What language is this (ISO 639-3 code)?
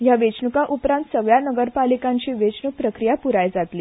kok